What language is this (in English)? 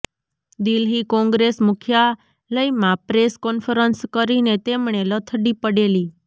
Gujarati